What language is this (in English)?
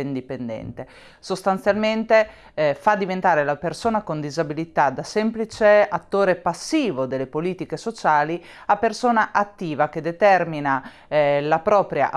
Italian